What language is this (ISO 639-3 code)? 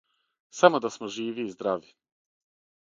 srp